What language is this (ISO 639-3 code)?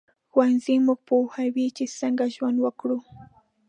pus